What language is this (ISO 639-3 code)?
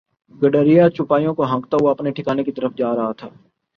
urd